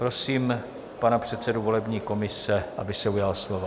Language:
Czech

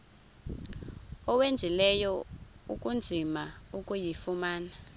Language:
Xhosa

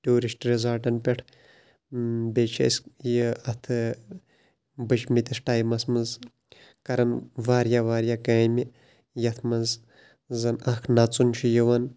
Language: Kashmiri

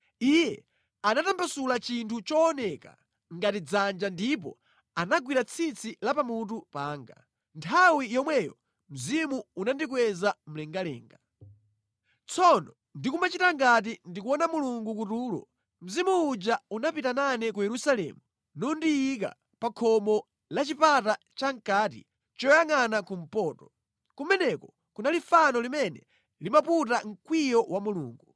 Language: Nyanja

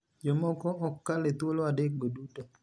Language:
Luo (Kenya and Tanzania)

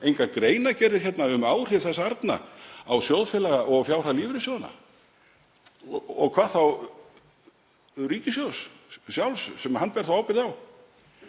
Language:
Icelandic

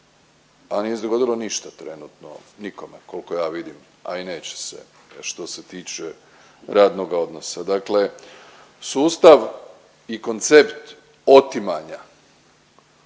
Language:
Croatian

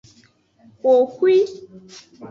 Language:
Aja (Benin)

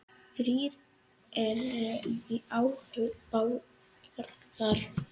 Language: Icelandic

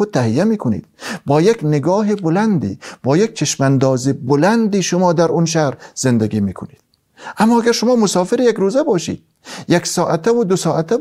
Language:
Persian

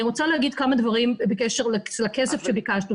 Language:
Hebrew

